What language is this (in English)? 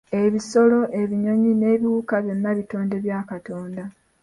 Ganda